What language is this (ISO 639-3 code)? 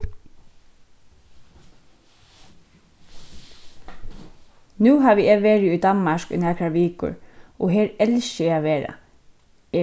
fao